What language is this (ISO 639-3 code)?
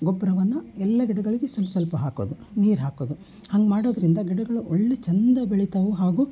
kan